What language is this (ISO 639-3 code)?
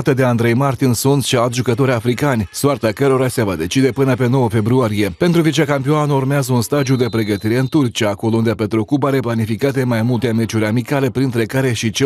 ron